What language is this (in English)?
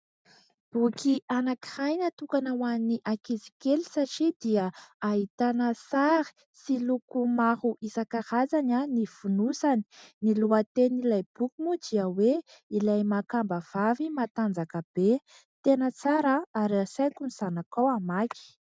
Malagasy